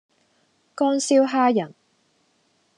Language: Cantonese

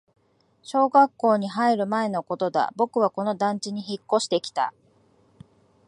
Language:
Japanese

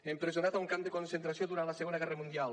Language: Catalan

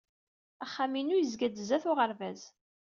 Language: Kabyle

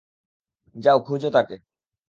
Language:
Bangla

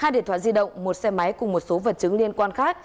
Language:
Vietnamese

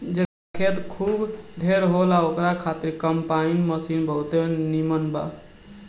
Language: Bhojpuri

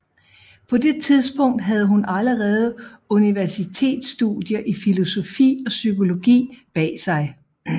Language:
Danish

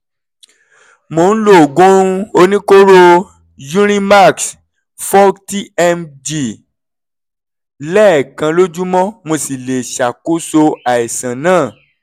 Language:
Yoruba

